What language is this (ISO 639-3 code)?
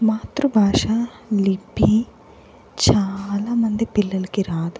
tel